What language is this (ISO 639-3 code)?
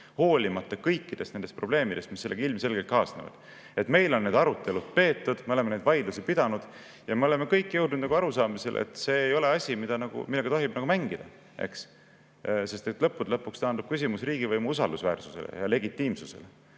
est